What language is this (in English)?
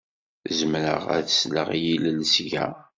Kabyle